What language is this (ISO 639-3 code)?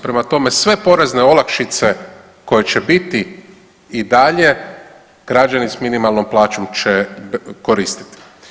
hrv